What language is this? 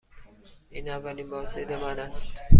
Persian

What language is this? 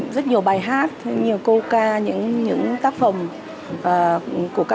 Vietnamese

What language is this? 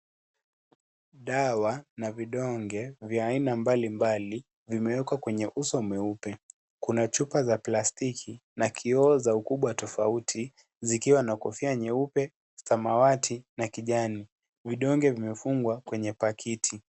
Swahili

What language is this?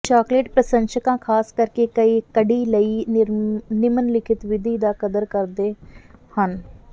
Punjabi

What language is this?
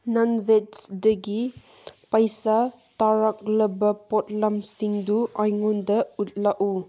Manipuri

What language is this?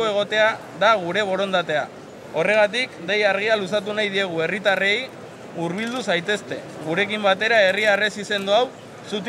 Spanish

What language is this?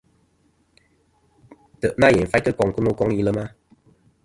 Kom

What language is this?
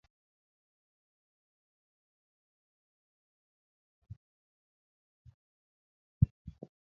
Kalenjin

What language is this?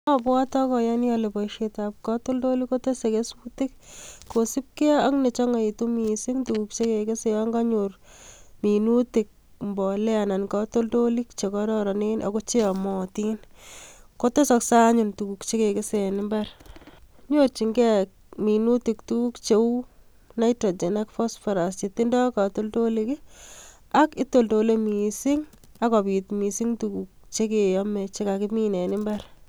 Kalenjin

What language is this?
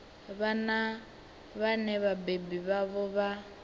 Venda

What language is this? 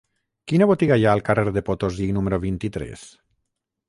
Catalan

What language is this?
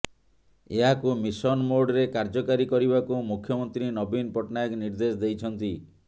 Odia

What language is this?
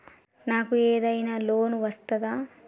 Telugu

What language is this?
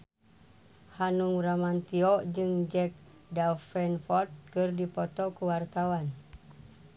Sundanese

